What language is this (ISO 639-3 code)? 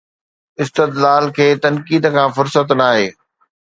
snd